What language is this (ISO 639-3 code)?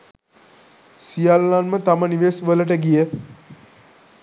sin